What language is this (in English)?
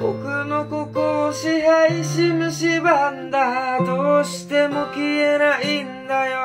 Japanese